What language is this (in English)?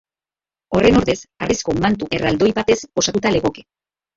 Basque